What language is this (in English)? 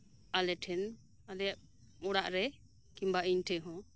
Santali